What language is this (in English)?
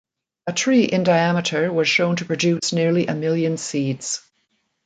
English